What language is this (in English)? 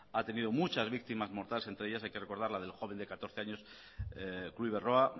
Spanish